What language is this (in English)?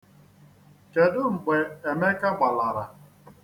Igbo